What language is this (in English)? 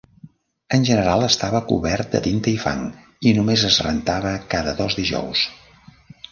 Catalan